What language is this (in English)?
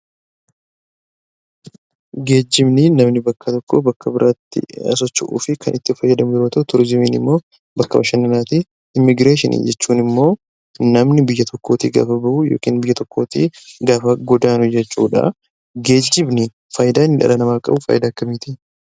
Oromo